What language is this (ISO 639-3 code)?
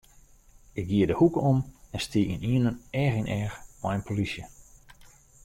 fry